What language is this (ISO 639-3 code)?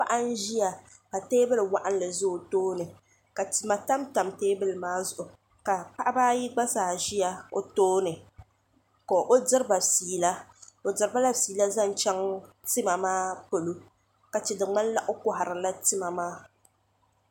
dag